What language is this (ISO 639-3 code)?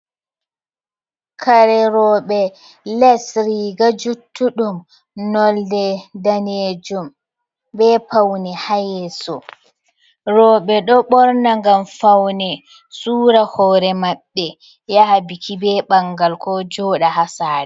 ful